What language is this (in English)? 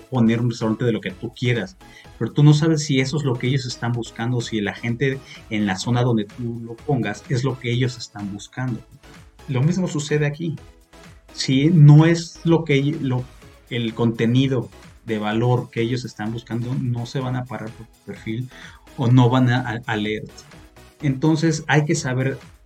Spanish